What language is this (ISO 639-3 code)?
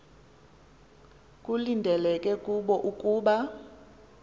xho